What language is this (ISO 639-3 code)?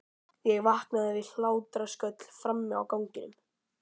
isl